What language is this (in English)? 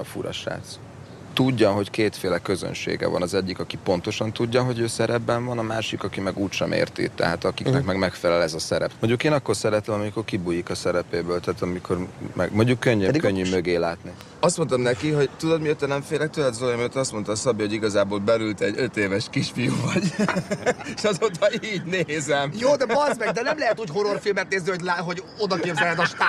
Hungarian